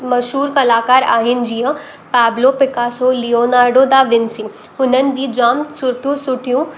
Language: Sindhi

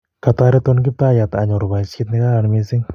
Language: Kalenjin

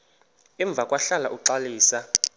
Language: Xhosa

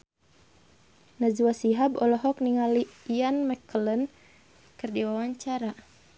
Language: Sundanese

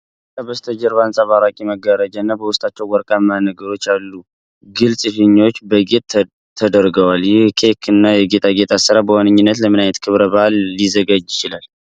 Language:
Amharic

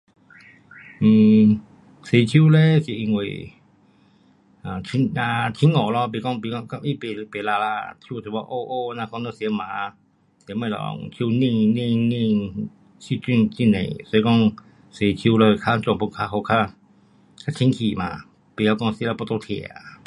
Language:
Pu-Xian Chinese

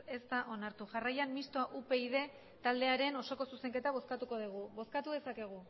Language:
Basque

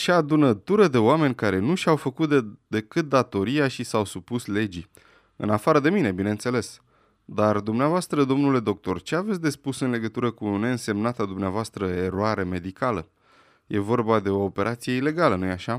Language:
Romanian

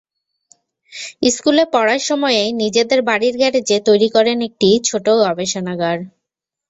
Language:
Bangla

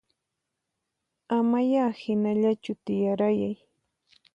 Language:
Puno Quechua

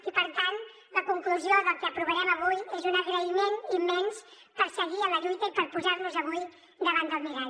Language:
Catalan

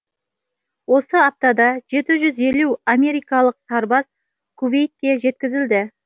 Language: Kazakh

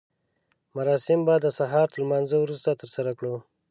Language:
Pashto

